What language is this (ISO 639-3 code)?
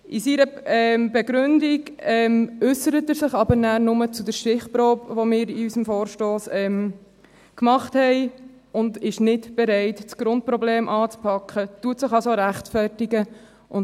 gsw